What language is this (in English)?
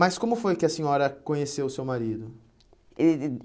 Portuguese